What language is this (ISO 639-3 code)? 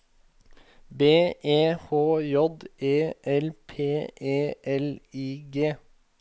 nor